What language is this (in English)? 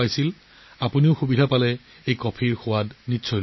Assamese